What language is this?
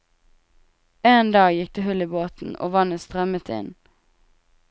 Norwegian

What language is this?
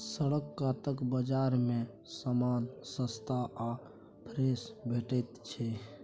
Maithili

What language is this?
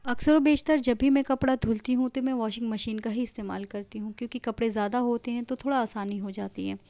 Urdu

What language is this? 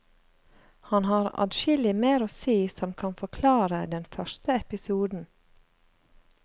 Norwegian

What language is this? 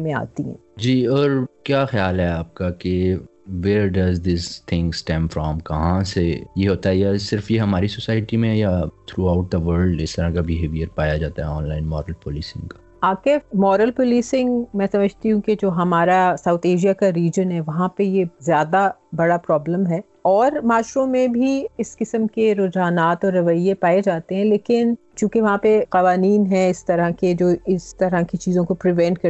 Urdu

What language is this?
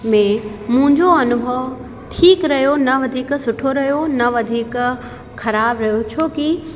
Sindhi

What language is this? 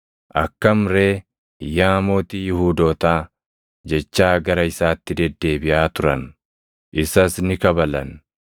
Oromo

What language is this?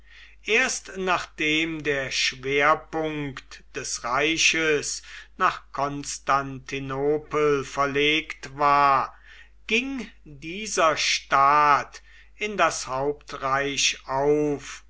German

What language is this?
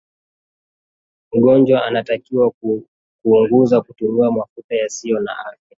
Swahili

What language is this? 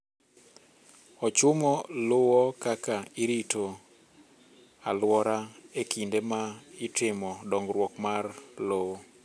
Luo (Kenya and Tanzania)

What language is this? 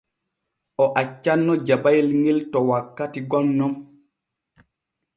Borgu Fulfulde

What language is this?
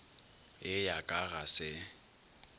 Northern Sotho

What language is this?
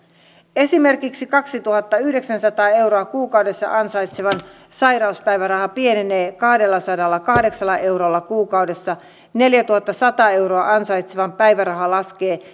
Finnish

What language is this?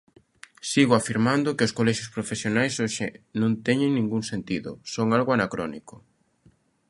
Galician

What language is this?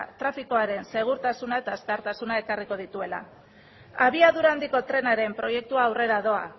Basque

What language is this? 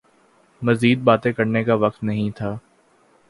Urdu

